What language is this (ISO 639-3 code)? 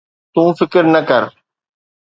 snd